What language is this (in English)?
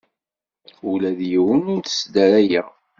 Kabyle